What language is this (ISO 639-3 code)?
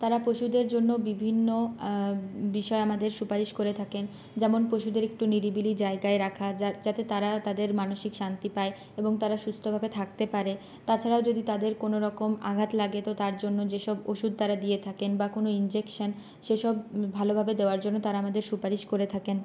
ben